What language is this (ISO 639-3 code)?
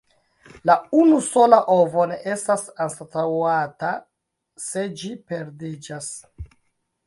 epo